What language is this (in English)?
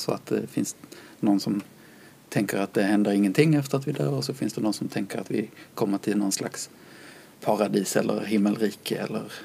Swedish